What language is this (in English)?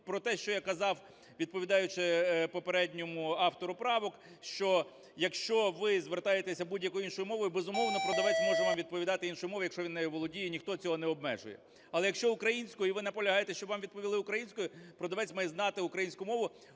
Ukrainian